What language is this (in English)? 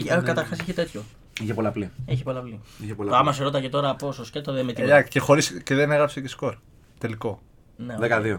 Greek